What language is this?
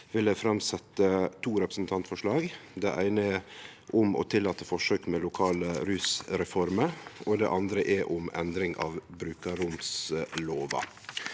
Norwegian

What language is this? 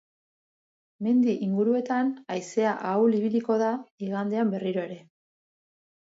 Basque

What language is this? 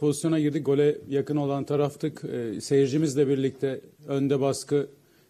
Turkish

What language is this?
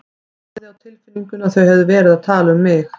Icelandic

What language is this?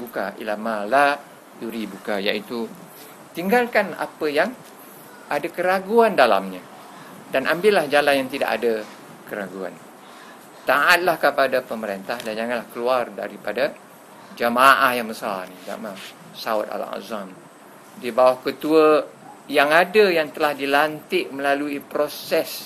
Malay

